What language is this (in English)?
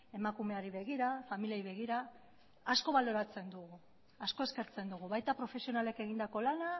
Basque